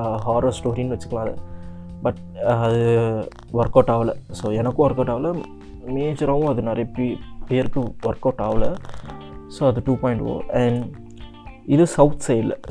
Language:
Tamil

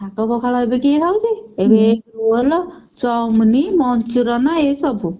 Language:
Odia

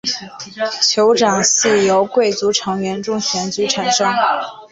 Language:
Chinese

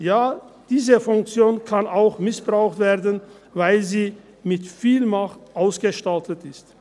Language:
Swiss German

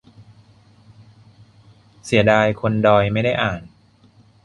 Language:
Thai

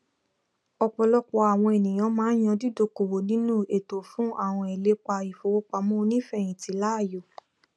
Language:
Yoruba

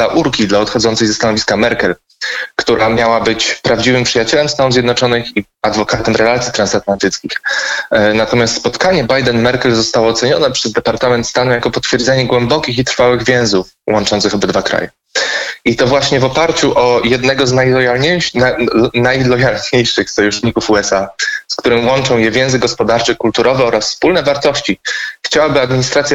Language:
Polish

